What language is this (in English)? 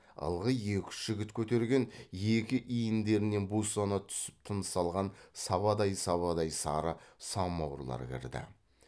Kazakh